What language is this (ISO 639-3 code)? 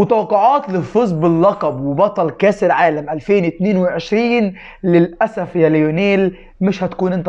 ara